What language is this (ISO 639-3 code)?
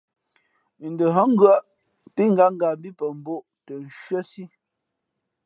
fmp